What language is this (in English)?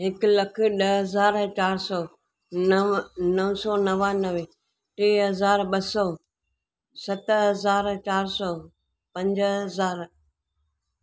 Sindhi